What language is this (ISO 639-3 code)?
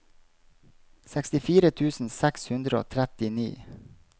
nor